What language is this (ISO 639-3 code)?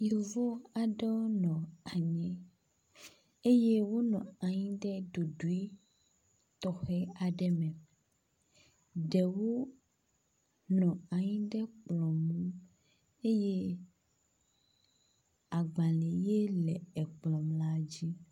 ewe